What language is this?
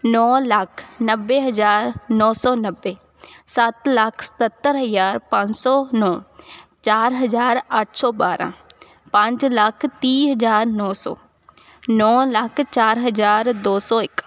Punjabi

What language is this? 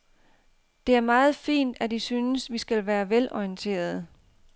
Danish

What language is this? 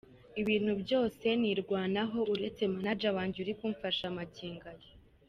Kinyarwanda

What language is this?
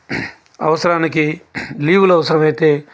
Telugu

